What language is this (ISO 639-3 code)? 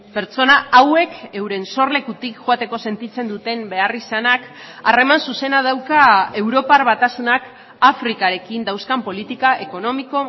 eus